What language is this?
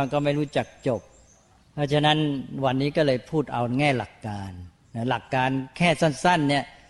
Thai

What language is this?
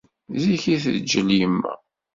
Kabyle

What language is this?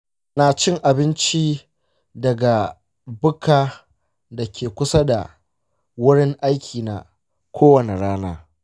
Hausa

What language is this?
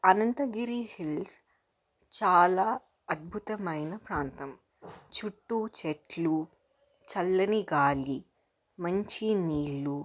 Telugu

